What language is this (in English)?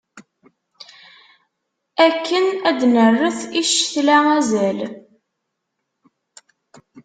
Kabyle